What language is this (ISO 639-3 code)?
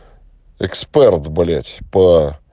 rus